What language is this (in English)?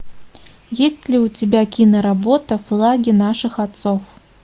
Russian